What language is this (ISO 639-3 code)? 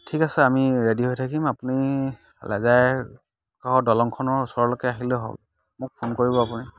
asm